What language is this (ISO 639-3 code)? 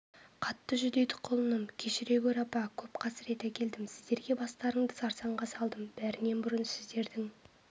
kaz